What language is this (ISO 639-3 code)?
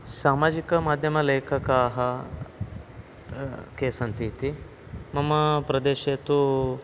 san